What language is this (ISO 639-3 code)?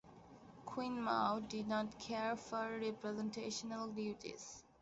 eng